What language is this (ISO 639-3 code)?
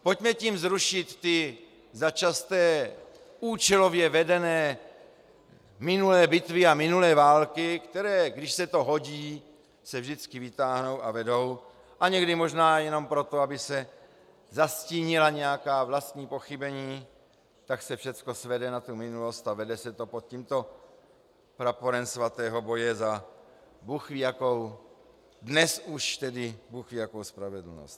ces